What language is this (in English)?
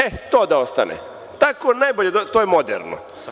Serbian